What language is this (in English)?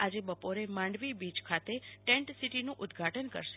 Gujarati